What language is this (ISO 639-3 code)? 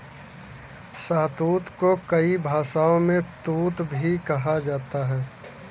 hin